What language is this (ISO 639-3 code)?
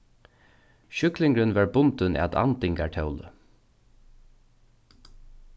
fao